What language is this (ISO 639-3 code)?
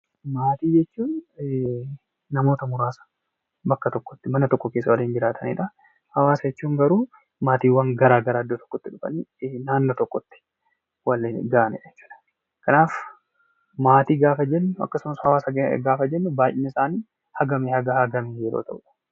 orm